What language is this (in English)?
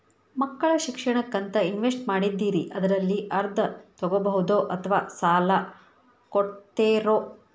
Kannada